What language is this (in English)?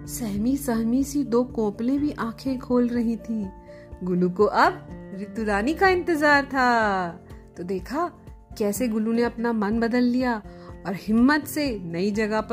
Hindi